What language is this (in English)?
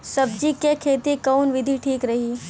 Bhojpuri